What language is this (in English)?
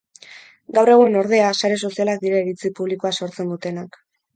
Basque